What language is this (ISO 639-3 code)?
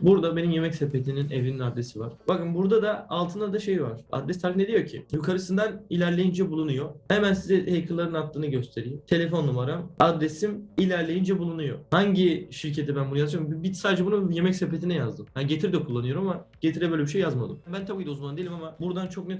tur